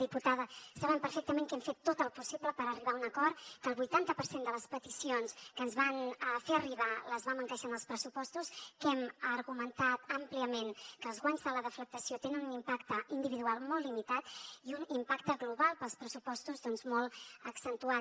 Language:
Catalan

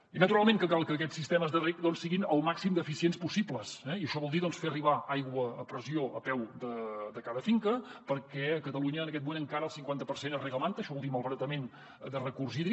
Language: Catalan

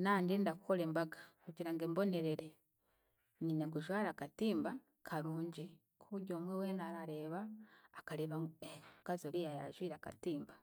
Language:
Chiga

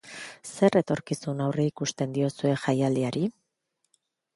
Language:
Basque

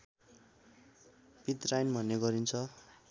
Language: Nepali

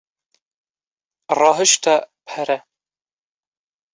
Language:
Kurdish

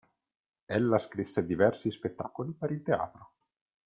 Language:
Italian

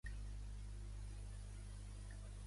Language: Catalan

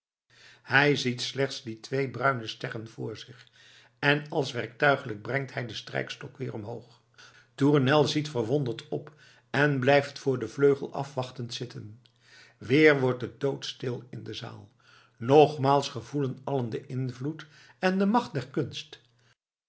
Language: Dutch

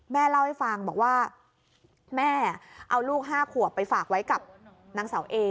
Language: Thai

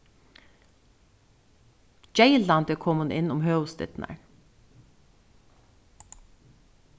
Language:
Faroese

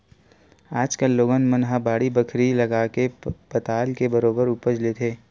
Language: Chhattisgarhi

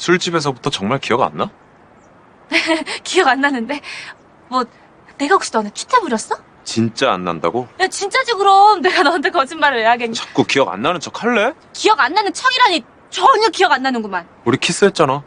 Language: Korean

